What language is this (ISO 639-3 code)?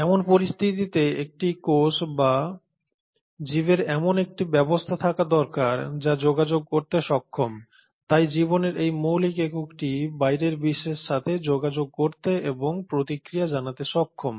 ben